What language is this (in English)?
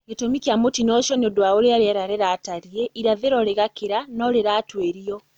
Kikuyu